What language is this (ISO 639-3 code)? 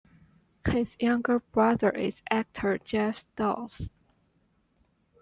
eng